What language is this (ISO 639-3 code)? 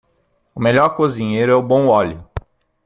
por